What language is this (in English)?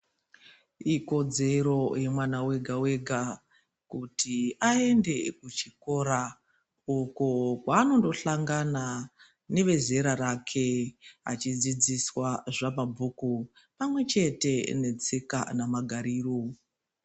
Ndau